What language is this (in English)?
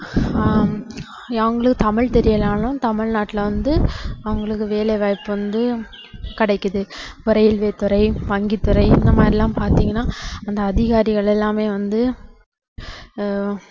Tamil